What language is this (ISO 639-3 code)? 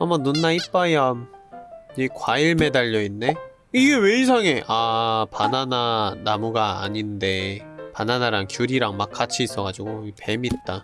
kor